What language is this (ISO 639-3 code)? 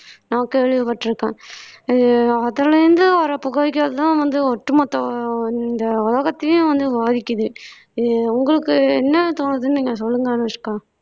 tam